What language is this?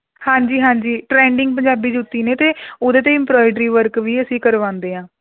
Punjabi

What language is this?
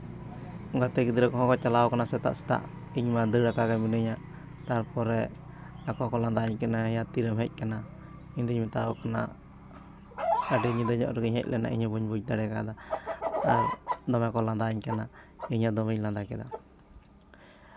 Santali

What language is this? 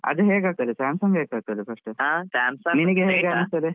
Kannada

